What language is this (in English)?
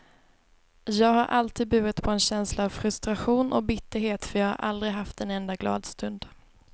Swedish